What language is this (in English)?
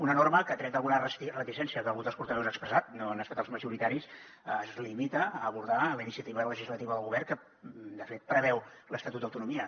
Catalan